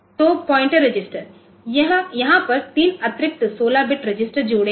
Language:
Hindi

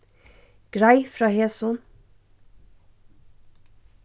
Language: Faroese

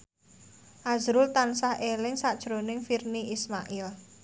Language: Javanese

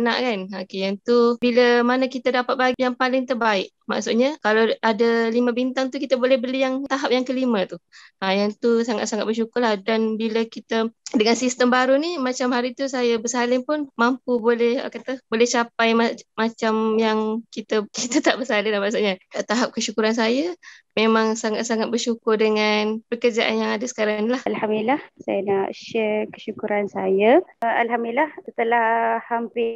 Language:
Malay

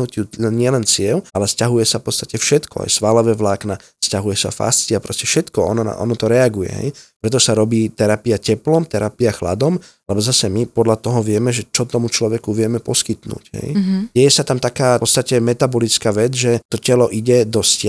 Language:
Slovak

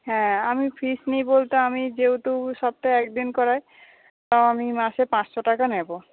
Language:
Bangla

